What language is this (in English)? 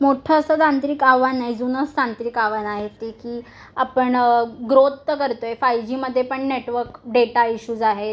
Marathi